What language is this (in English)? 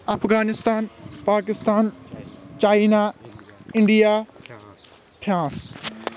Kashmiri